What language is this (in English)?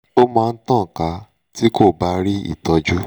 Yoruba